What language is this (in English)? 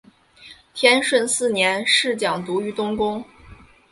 Chinese